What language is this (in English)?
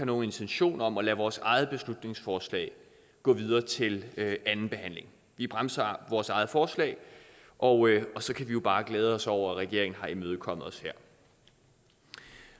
Danish